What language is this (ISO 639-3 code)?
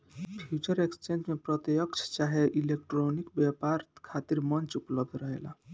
bho